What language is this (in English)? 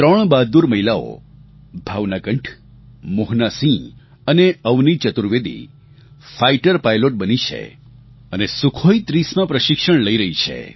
Gujarati